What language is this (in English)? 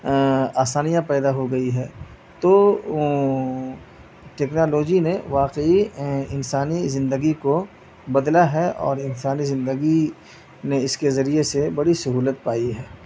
Urdu